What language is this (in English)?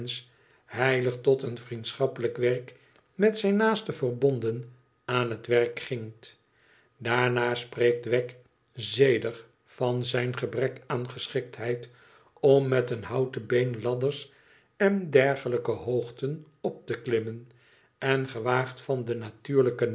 Dutch